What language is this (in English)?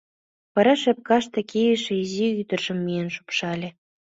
Mari